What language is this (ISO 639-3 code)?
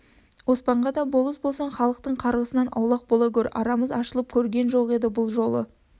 kaz